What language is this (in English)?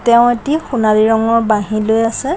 Assamese